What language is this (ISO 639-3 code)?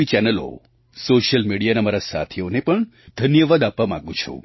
guj